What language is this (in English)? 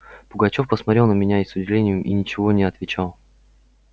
Russian